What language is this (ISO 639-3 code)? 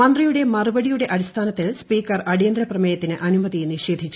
mal